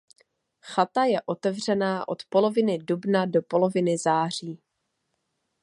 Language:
Czech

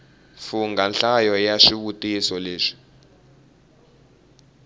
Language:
Tsonga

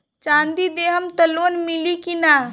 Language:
Bhojpuri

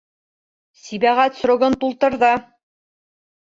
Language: Bashkir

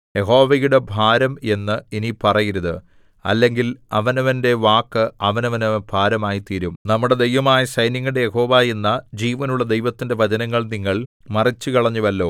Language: Malayalam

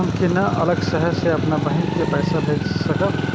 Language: Maithili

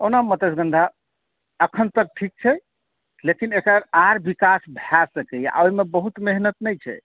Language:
Maithili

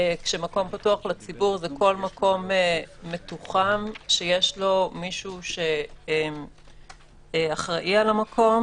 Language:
Hebrew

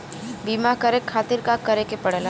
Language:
Bhojpuri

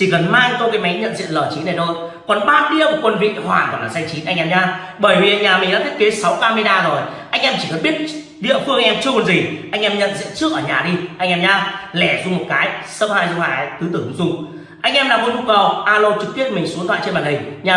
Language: Vietnamese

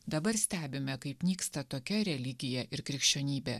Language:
Lithuanian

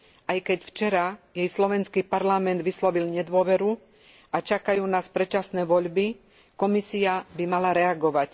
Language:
Slovak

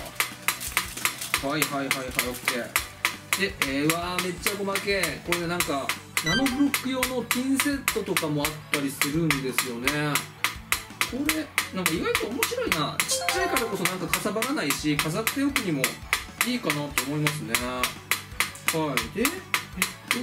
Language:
Japanese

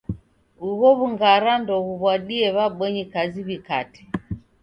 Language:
Taita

